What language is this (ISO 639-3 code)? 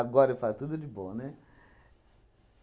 por